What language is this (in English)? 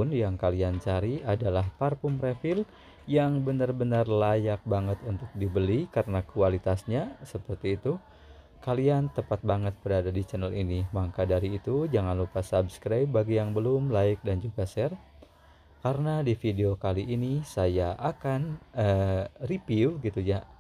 Indonesian